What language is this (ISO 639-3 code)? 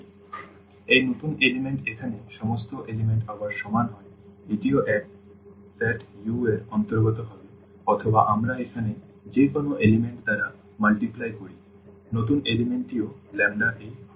ben